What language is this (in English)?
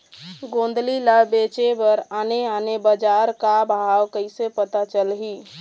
Chhattisgarhi